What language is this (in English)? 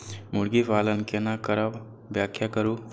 Maithili